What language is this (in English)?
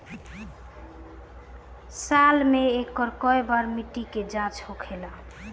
Bhojpuri